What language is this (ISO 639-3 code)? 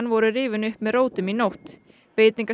isl